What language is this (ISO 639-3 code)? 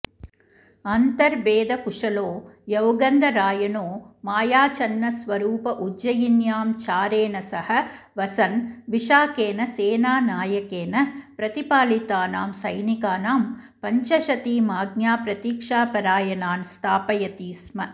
san